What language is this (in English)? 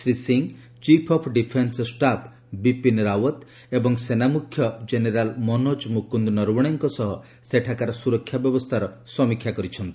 Odia